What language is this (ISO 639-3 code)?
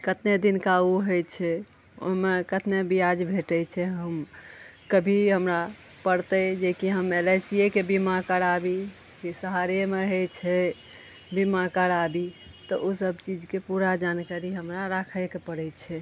mai